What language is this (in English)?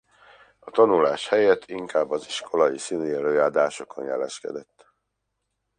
Hungarian